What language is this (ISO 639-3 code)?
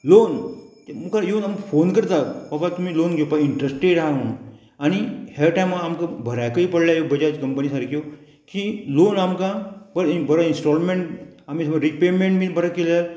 kok